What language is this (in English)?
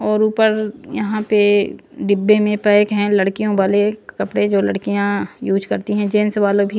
Hindi